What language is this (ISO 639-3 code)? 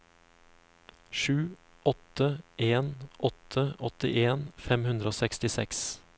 nor